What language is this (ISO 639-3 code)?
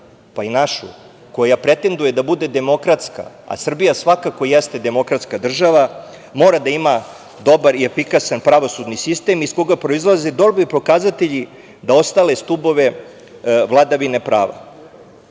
srp